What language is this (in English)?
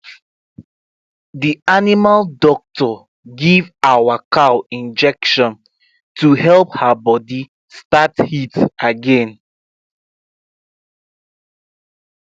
Nigerian Pidgin